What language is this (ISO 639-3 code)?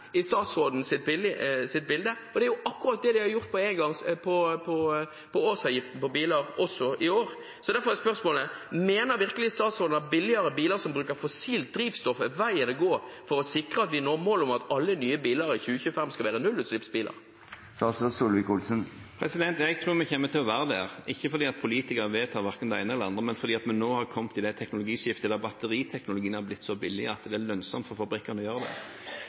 nob